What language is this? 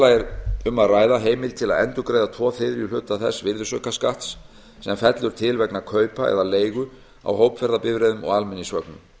Icelandic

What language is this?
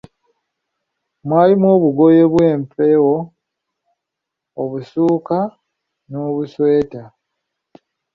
Ganda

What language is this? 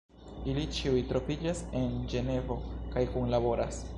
Esperanto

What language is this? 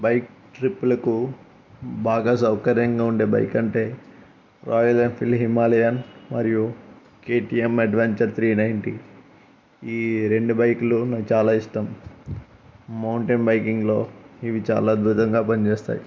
Telugu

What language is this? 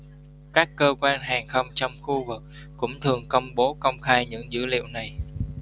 Vietnamese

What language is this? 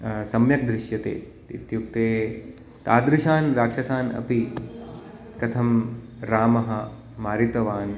Sanskrit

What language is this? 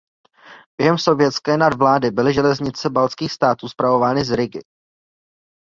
Czech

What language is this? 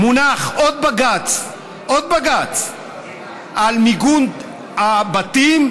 Hebrew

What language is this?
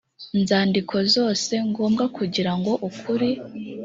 Kinyarwanda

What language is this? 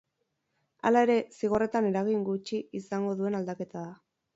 Basque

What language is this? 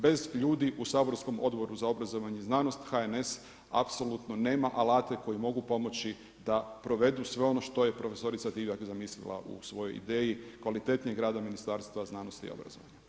Croatian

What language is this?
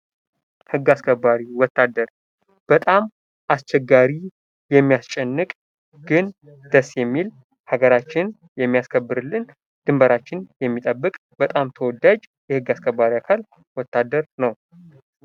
Amharic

